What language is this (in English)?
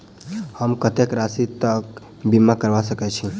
Maithili